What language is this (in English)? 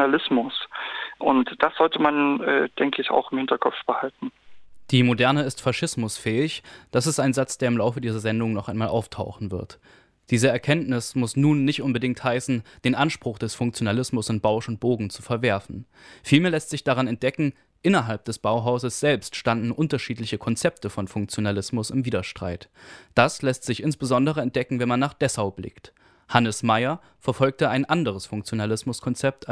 German